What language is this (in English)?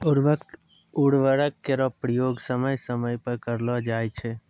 Maithili